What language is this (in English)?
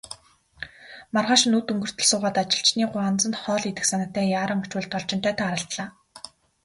Mongolian